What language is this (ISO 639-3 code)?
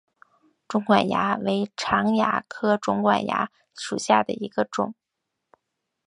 zho